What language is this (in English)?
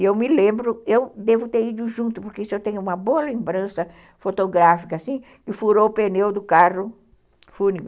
Portuguese